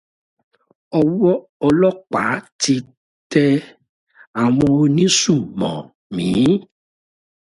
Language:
Yoruba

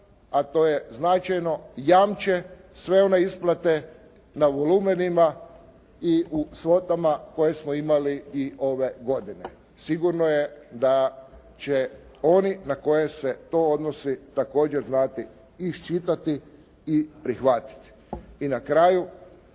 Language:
Croatian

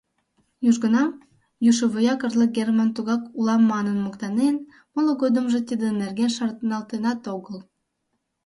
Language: Mari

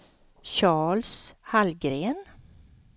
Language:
Swedish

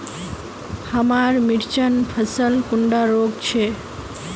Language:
Magahi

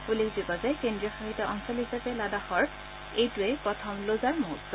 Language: Assamese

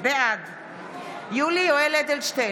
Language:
Hebrew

